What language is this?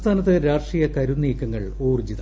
Malayalam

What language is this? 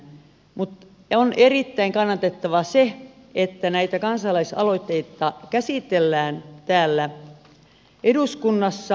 Finnish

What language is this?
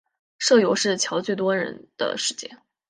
Chinese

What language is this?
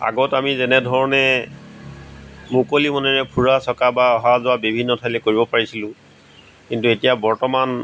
Assamese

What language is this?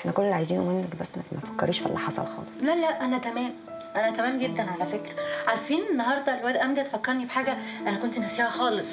Arabic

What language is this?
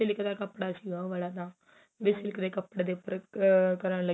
Punjabi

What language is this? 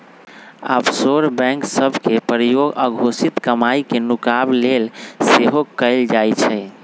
Magahi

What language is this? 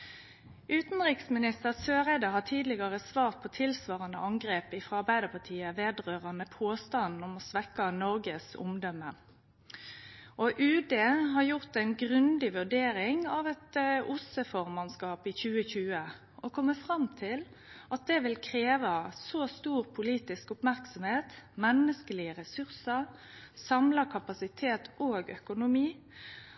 Norwegian Nynorsk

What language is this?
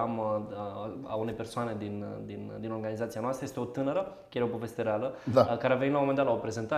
Romanian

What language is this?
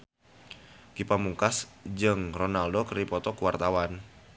Sundanese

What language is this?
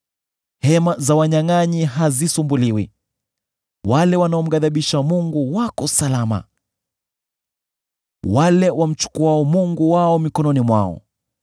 Swahili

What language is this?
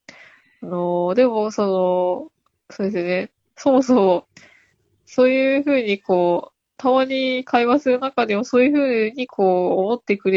Japanese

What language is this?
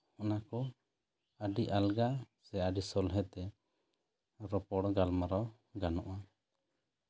Santali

